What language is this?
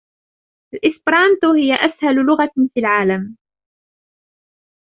Arabic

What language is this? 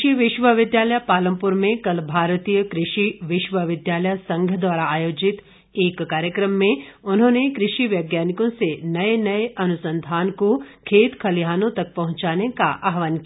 Hindi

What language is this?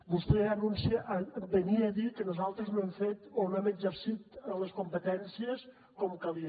Catalan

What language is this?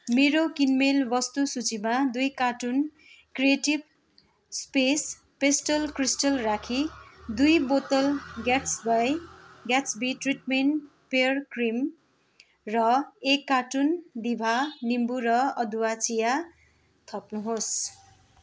Nepali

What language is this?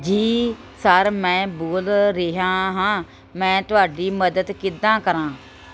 Punjabi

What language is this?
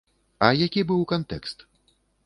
Belarusian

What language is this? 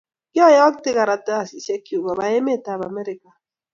Kalenjin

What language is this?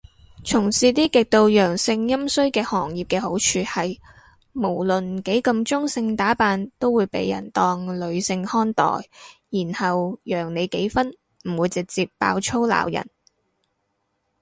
Cantonese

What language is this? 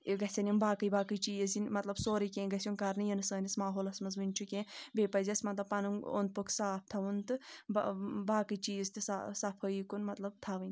Kashmiri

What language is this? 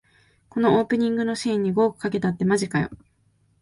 Japanese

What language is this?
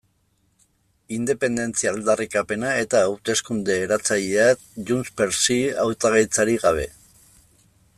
Basque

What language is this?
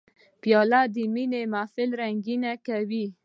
Pashto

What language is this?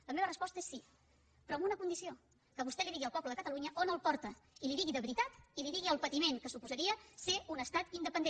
Catalan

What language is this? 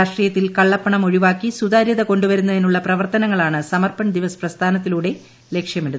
Malayalam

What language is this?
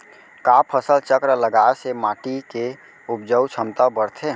Chhattisgarhi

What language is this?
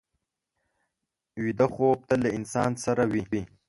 Pashto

